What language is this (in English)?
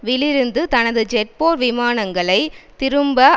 Tamil